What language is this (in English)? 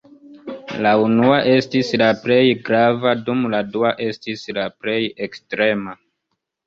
Esperanto